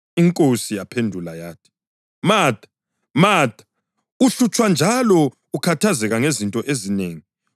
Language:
North Ndebele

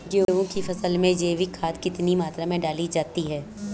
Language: Hindi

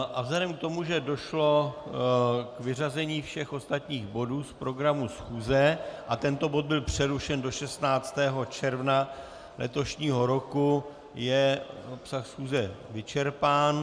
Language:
Czech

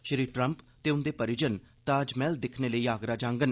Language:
Dogri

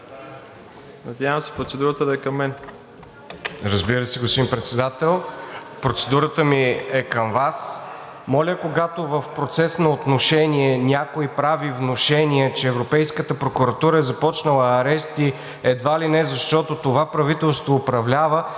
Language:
Bulgarian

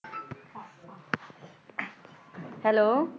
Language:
Punjabi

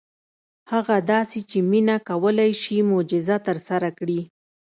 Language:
Pashto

